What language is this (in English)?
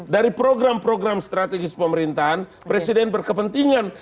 Indonesian